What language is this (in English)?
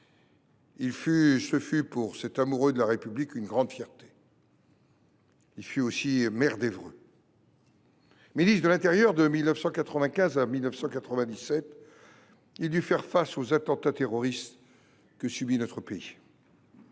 French